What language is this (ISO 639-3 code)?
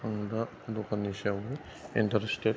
brx